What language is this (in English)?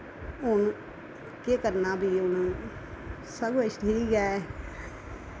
Dogri